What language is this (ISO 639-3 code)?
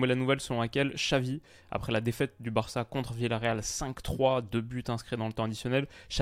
fra